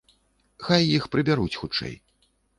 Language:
Belarusian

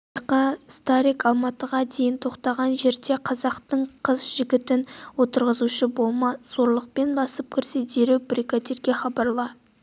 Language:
Kazakh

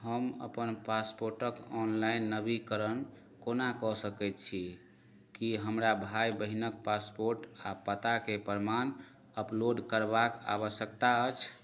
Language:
Maithili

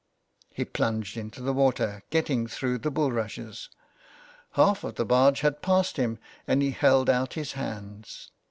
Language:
English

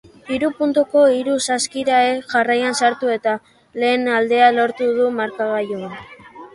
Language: Basque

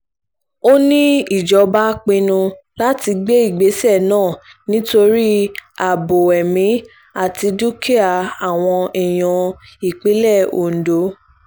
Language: Yoruba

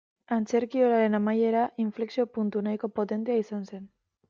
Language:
Basque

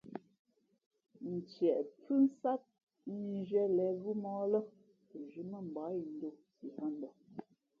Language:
Fe'fe'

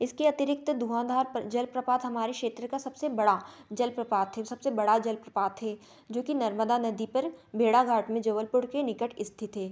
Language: Hindi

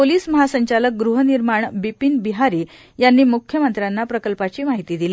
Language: Marathi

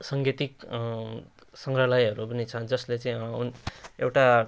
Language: Nepali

